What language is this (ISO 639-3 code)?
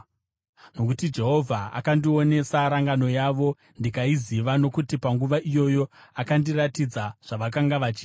sna